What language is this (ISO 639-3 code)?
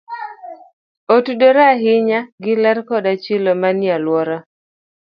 luo